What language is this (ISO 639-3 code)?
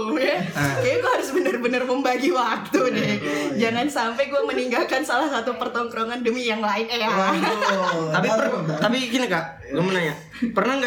ind